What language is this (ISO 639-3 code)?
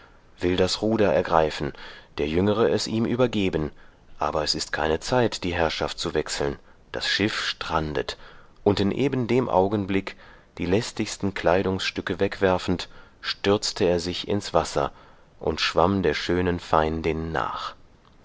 deu